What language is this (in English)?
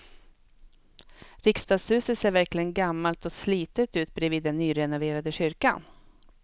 Swedish